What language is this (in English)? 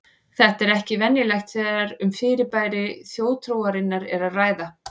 Icelandic